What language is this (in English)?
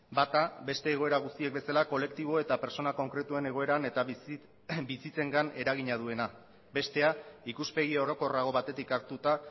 Basque